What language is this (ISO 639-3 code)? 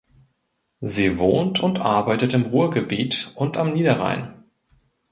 deu